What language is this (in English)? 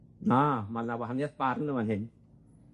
Welsh